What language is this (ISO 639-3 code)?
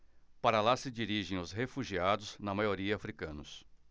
por